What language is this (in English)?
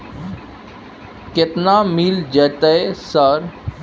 Maithili